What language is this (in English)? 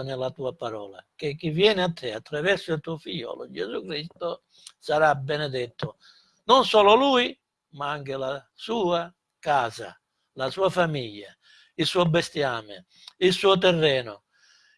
Italian